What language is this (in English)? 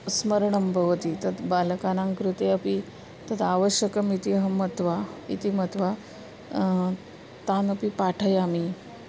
Sanskrit